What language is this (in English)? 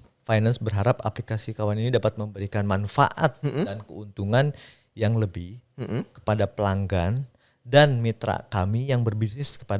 Indonesian